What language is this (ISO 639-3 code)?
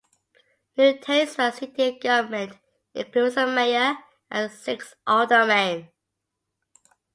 eng